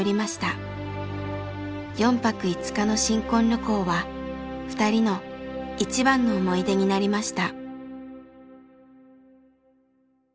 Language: Japanese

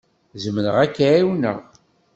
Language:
Kabyle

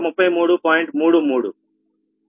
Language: Telugu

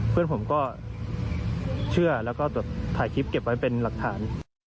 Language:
Thai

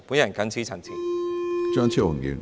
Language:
Cantonese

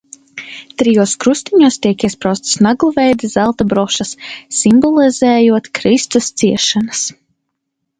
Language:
Latvian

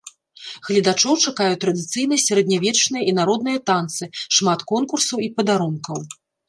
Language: Belarusian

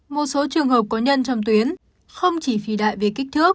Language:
Vietnamese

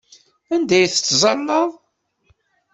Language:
Kabyle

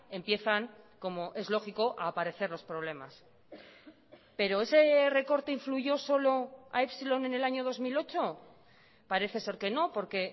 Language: Spanish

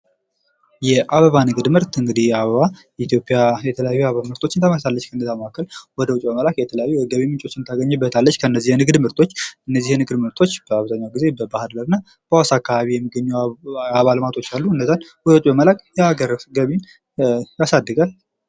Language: Amharic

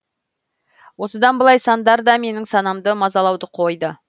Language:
Kazakh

